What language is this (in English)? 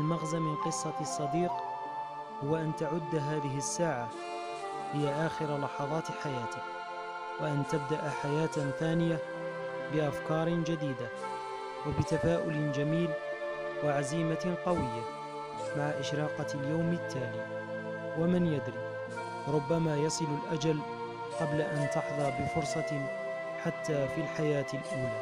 Arabic